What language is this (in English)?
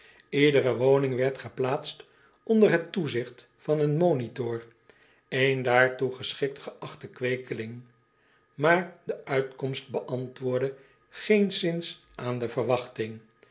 Dutch